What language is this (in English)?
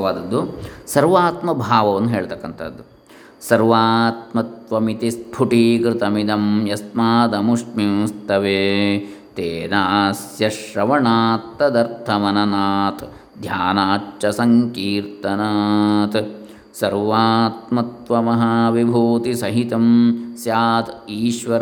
Kannada